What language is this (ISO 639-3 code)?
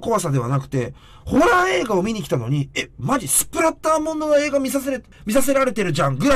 jpn